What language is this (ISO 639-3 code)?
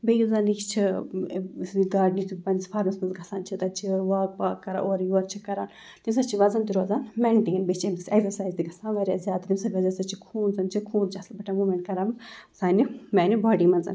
kas